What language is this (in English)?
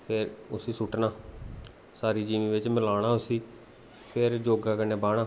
Dogri